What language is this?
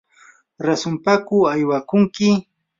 Yanahuanca Pasco Quechua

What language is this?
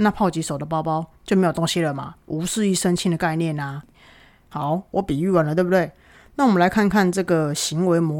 Chinese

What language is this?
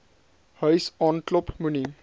Afrikaans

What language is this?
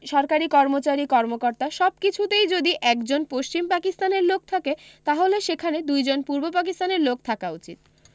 Bangla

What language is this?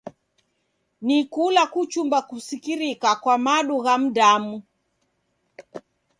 Taita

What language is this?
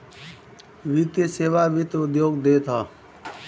Bhojpuri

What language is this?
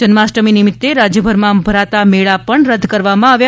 Gujarati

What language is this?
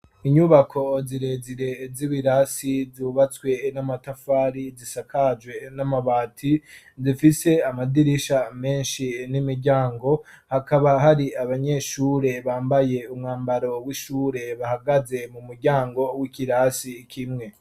Rundi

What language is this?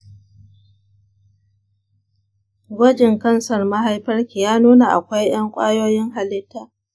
Hausa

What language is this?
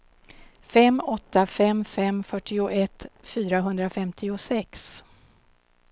Swedish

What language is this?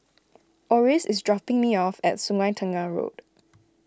English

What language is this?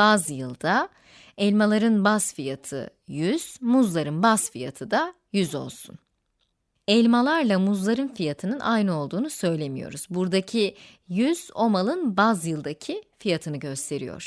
Turkish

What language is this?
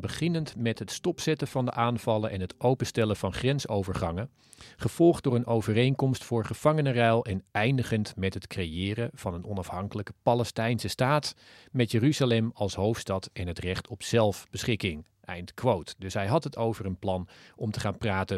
Dutch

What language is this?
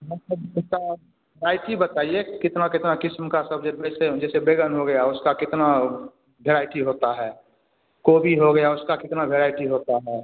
Hindi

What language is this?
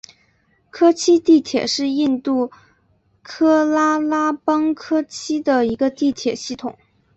Chinese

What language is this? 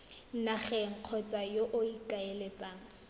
Tswana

